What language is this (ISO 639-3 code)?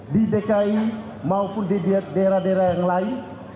ind